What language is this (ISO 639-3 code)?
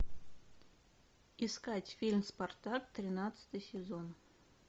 rus